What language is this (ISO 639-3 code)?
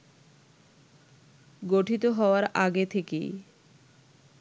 ben